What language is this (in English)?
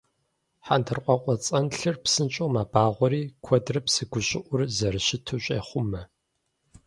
Kabardian